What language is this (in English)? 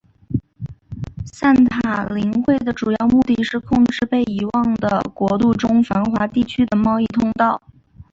Chinese